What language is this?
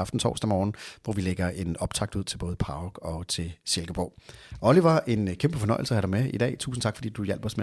Danish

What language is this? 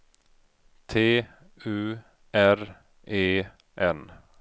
Swedish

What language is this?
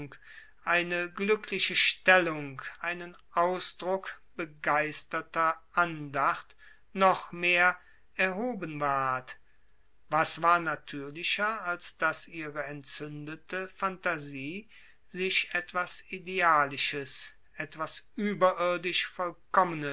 German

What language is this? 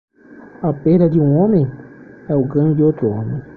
Portuguese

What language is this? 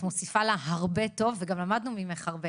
Hebrew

